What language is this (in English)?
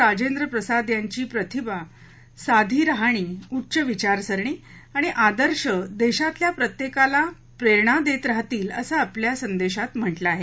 Marathi